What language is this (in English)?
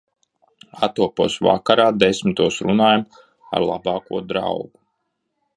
Latvian